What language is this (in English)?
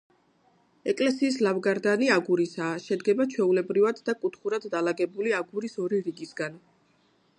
Georgian